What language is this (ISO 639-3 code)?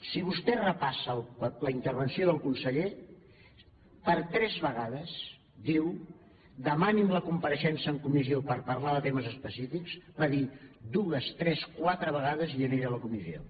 cat